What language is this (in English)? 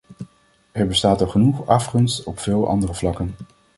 Dutch